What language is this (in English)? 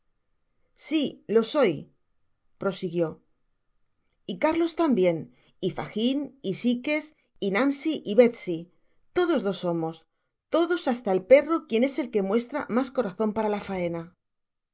Spanish